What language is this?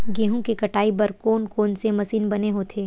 Chhattisgarhi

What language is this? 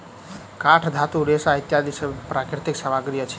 Maithili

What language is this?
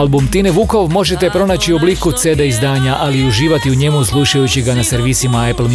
Croatian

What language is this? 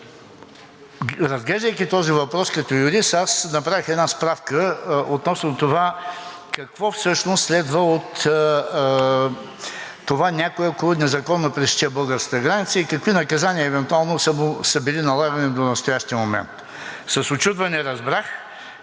Bulgarian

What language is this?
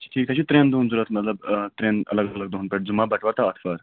Kashmiri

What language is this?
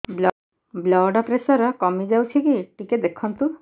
Odia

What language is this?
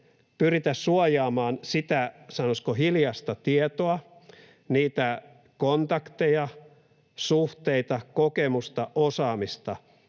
Finnish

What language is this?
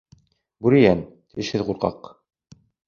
Bashkir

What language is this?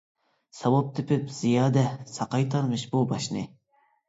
Uyghur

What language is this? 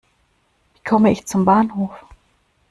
German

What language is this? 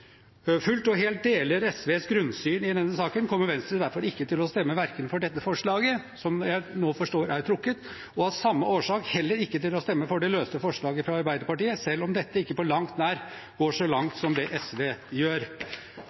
Norwegian Bokmål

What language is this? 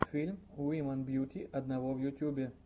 Russian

